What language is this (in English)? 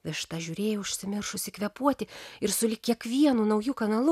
Lithuanian